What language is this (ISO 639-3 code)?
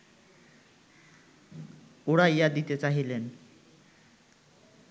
ben